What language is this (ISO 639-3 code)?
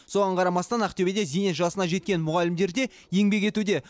kaz